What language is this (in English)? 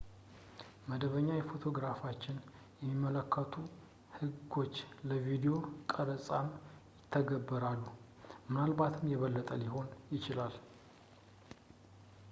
Amharic